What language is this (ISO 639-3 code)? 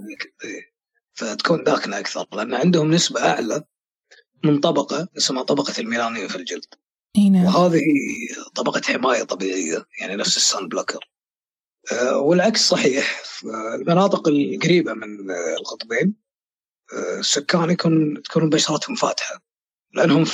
ara